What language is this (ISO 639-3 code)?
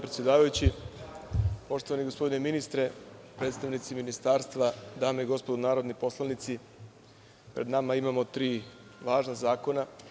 srp